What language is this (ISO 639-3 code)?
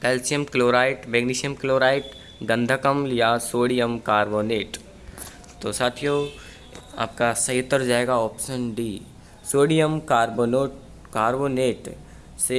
hin